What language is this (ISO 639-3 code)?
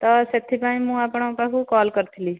ori